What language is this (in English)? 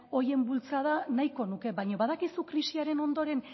Basque